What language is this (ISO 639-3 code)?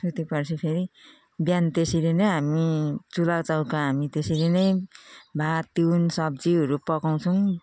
nep